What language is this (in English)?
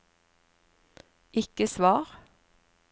Norwegian